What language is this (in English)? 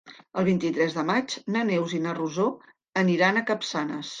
Catalan